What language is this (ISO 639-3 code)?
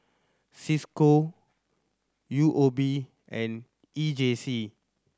eng